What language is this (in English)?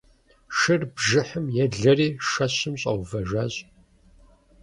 Kabardian